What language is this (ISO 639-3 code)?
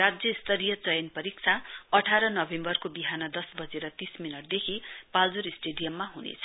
nep